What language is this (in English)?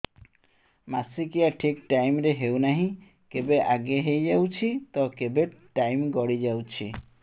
Odia